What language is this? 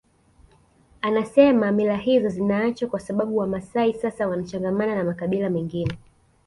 Swahili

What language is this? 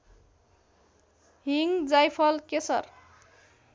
Nepali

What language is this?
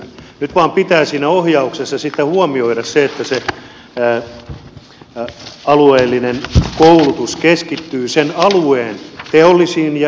Finnish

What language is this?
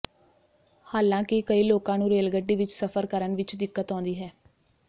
Punjabi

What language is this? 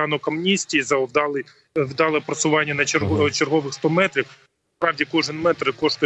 Ukrainian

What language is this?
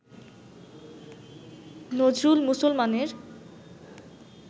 Bangla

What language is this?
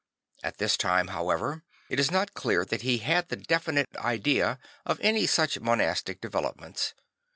English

